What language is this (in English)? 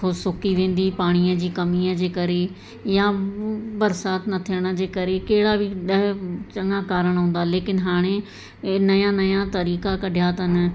Sindhi